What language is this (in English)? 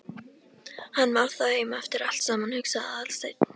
Icelandic